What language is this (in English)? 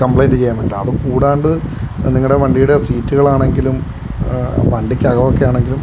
Malayalam